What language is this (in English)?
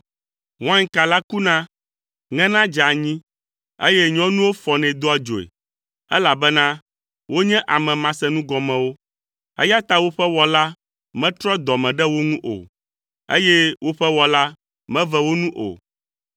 Ewe